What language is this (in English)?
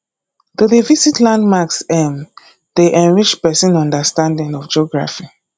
Nigerian Pidgin